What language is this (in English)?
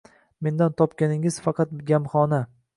Uzbek